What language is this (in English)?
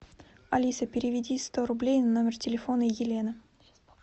Russian